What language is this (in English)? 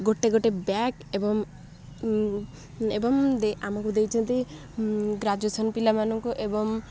Odia